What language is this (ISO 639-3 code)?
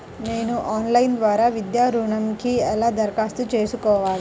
tel